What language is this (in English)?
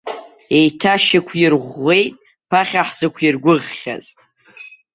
Abkhazian